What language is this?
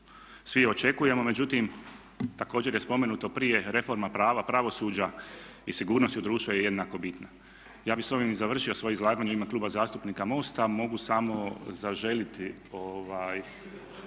Croatian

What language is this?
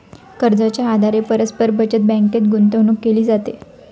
Marathi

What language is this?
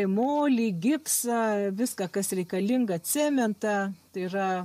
Lithuanian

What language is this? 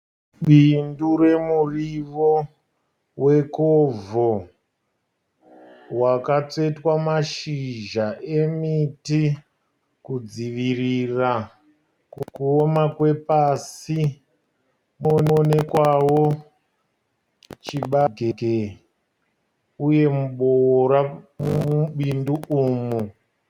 Shona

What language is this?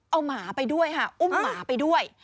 Thai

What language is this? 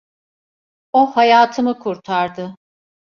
Turkish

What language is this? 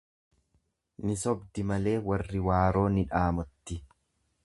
Oromo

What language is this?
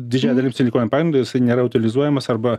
Lithuanian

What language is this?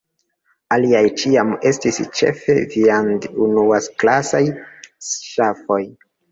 Esperanto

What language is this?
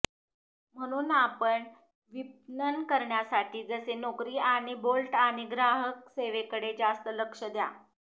Marathi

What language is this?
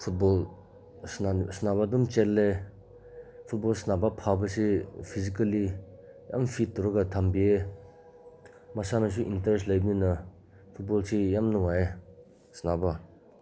Manipuri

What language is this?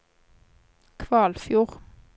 Norwegian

